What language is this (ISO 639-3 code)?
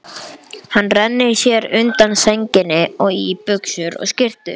isl